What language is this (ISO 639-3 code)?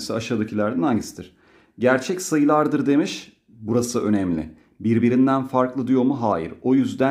tur